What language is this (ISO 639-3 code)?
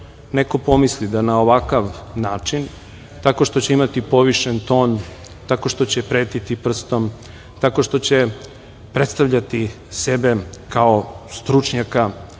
srp